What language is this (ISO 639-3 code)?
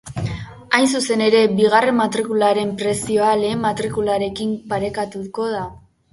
eus